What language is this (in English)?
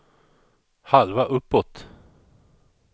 Swedish